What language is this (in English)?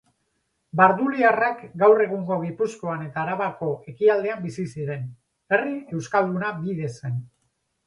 Basque